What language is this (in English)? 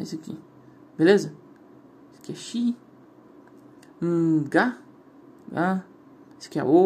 Portuguese